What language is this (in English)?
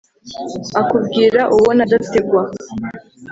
Kinyarwanda